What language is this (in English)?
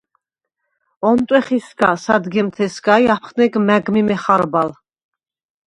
Svan